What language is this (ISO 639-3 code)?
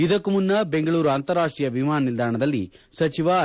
kan